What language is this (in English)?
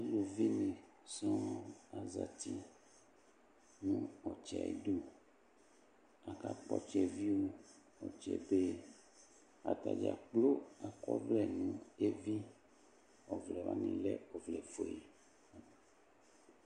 Ikposo